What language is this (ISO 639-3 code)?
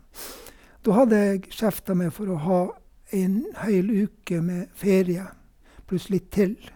nor